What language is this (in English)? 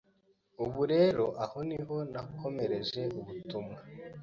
Kinyarwanda